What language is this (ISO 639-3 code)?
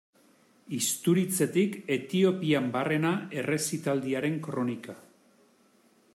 eus